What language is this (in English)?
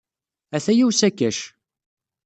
Kabyle